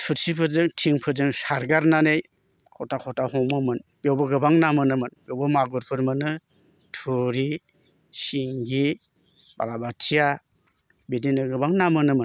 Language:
Bodo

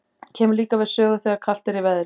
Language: Icelandic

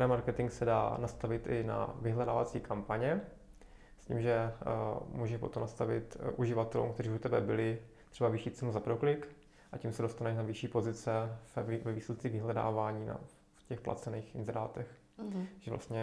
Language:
Czech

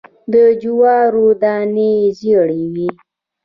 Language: Pashto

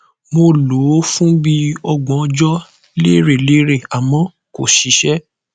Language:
Yoruba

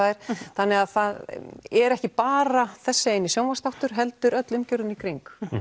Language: Icelandic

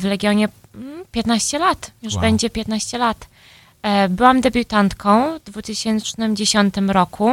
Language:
Polish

